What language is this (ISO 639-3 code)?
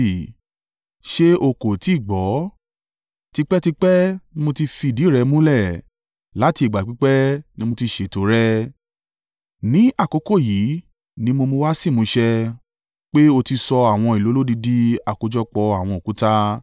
yor